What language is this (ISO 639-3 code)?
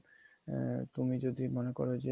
ben